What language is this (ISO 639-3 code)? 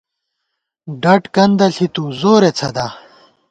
gwt